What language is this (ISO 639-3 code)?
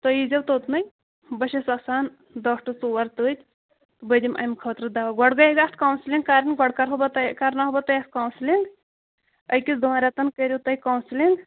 kas